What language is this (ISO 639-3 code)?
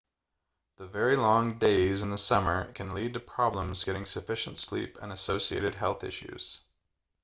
eng